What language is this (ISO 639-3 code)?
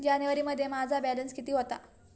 mar